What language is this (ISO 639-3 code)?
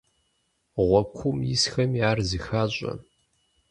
kbd